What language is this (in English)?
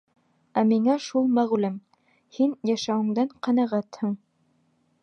Bashkir